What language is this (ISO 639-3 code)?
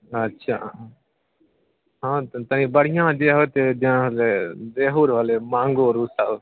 mai